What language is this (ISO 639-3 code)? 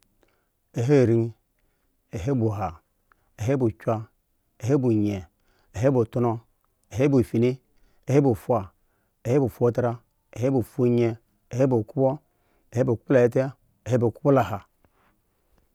ego